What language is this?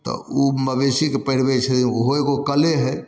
Maithili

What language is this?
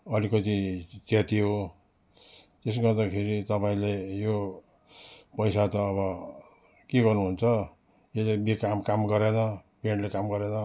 Nepali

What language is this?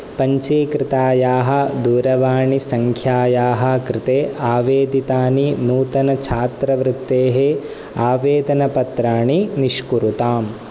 Sanskrit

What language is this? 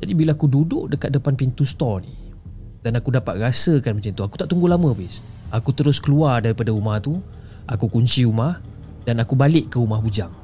Malay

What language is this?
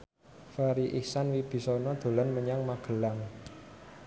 Javanese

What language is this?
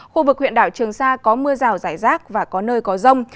Vietnamese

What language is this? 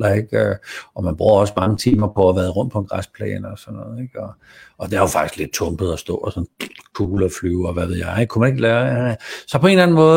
Danish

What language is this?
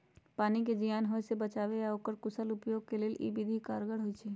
Magahi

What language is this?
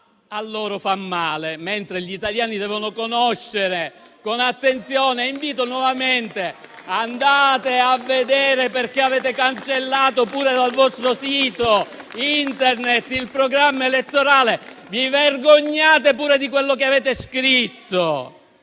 Italian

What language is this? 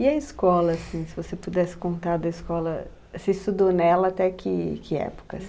Portuguese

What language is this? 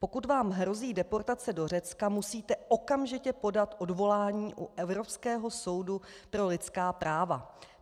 Czech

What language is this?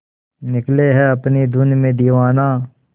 Hindi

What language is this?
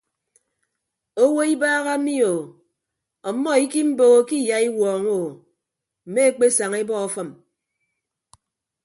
Ibibio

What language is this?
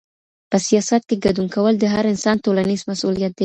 Pashto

